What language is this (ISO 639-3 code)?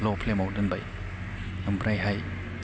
brx